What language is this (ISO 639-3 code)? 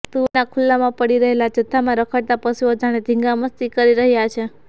guj